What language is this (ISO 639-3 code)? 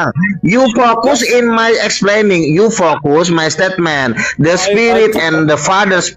ind